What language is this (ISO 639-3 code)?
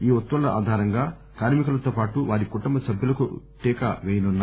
tel